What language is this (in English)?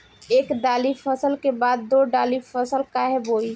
Bhojpuri